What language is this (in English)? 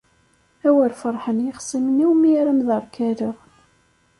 Kabyle